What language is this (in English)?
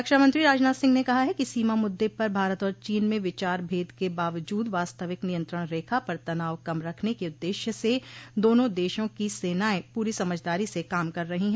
Hindi